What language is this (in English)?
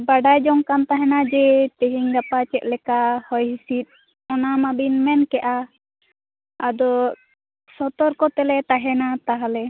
Santali